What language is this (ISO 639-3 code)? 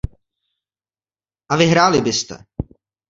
ces